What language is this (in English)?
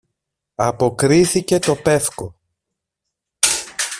Greek